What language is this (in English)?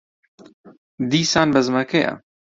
Central Kurdish